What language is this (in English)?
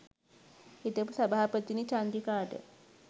Sinhala